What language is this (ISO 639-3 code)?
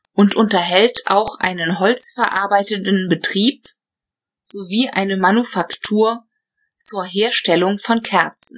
deu